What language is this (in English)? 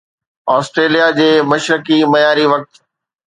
Sindhi